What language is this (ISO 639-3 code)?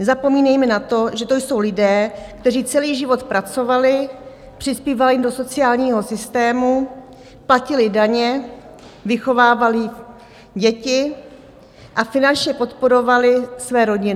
ces